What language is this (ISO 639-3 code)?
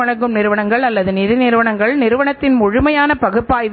tam